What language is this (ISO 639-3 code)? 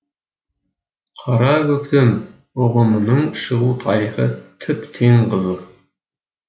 kaz